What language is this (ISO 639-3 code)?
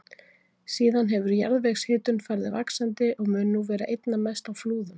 isl